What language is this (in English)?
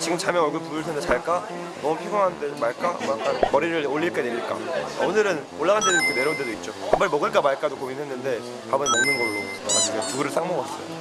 Korean